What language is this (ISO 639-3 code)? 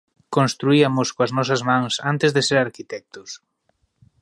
glg